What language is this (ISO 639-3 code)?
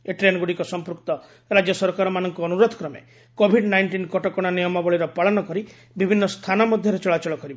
ori